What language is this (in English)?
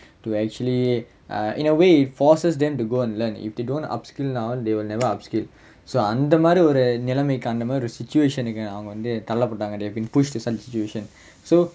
English